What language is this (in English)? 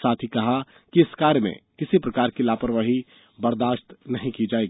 Hindi